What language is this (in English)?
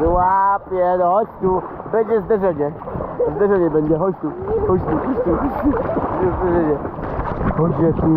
Polish